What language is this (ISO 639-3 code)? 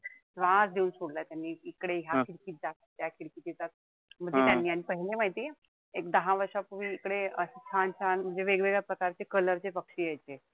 mar